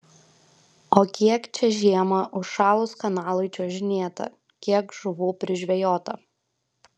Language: Lithuanian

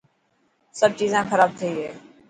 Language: Dhatki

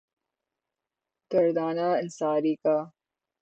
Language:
Urdu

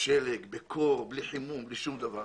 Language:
Hebrew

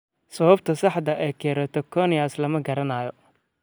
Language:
Somali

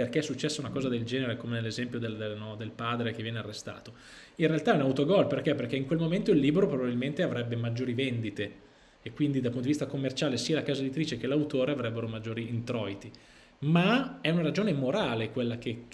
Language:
Italian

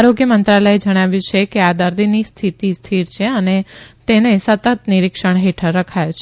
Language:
Gujarati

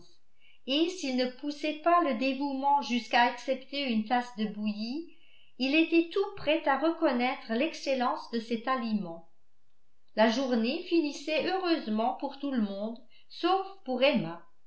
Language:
French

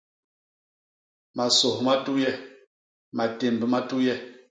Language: Basaa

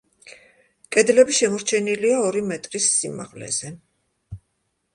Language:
Georgian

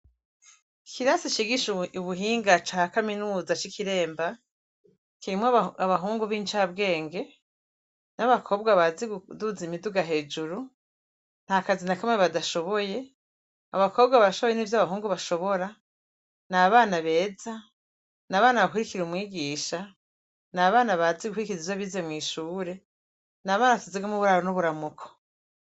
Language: Rundi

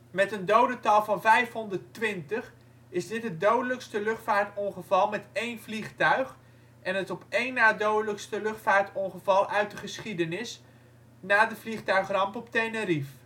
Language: Dutch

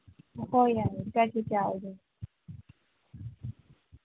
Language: Manipuri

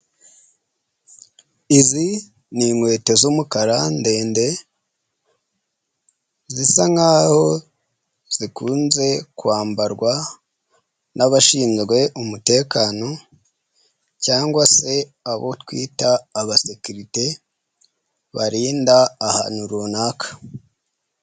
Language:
Kinyarwanda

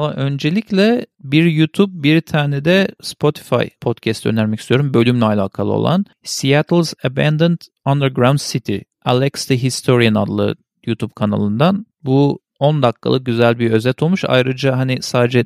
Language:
Turkish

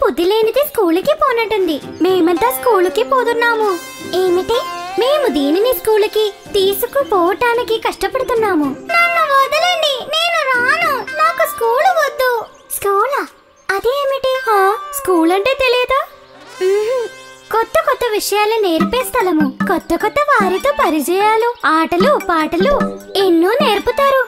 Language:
Hindi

